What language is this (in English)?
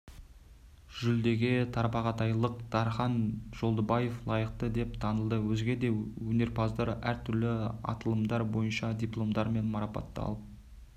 Kazakh